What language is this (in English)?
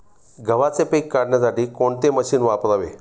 Marathi